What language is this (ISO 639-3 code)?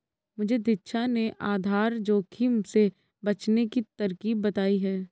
hin